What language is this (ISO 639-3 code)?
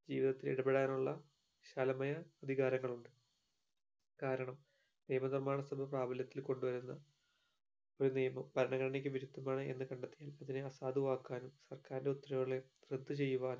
mal